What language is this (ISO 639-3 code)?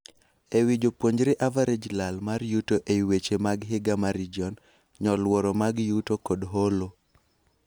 luo